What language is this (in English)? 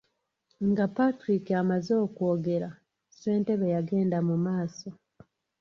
Ganda